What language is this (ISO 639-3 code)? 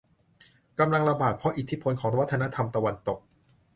tha